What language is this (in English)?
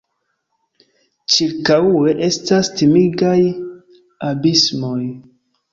Esperanto